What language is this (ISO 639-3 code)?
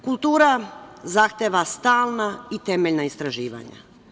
srp